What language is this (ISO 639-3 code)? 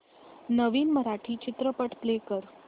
mar